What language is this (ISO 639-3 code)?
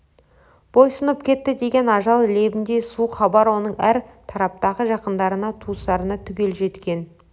kaz